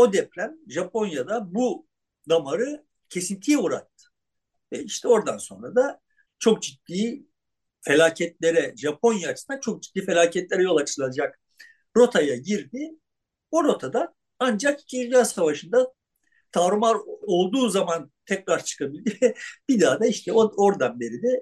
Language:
Turkish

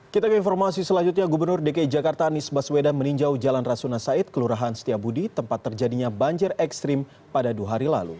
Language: Indonesian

